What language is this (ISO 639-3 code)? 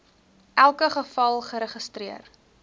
afr